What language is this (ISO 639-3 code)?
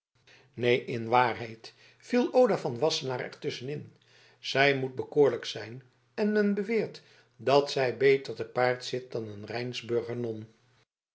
nld